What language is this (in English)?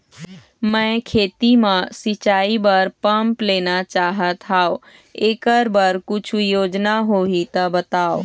Chhattisgarhi